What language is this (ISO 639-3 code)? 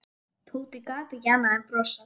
isl